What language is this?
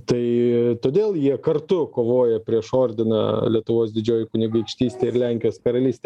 Lithuanian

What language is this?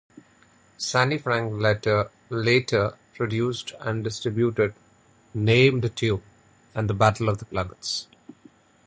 English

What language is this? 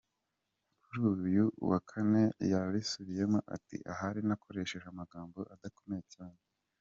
Kinyarwanda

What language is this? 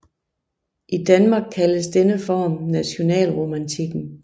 Danish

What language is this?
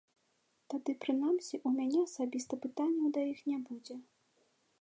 Belarusian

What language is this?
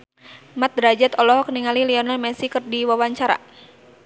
Sundanese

